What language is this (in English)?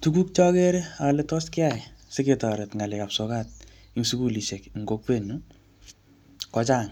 Kalenjin